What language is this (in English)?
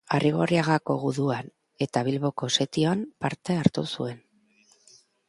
Basque